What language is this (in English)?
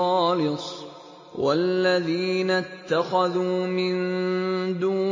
Arabic